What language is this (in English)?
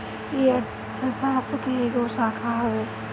Bhojpuri